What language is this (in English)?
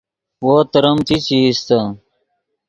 Yidgha